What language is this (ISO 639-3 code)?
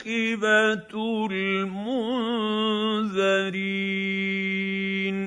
ara